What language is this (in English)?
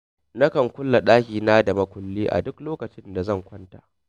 Hausa